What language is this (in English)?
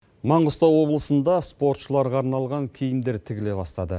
Kazakh